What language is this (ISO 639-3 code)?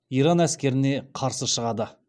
kaz